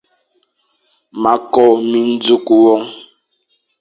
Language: Fang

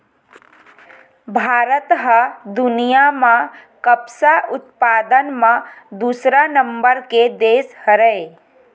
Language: Chhattisgarhi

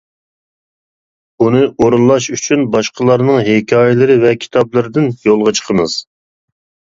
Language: Uyghur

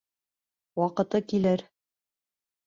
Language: Bashkir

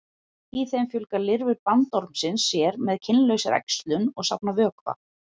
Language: Icelandic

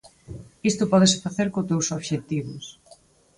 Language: Galician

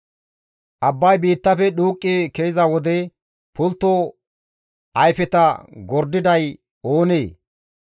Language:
Gamo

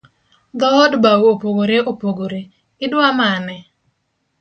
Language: Luo (Kenya and Tanzania)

